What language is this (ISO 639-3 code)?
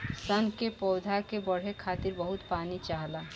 bho